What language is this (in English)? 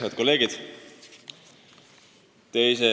Estonian